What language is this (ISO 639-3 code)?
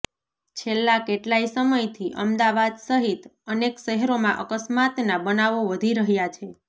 guj